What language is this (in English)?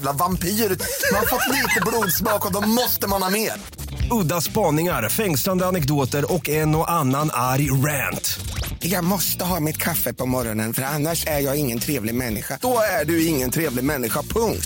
Swedish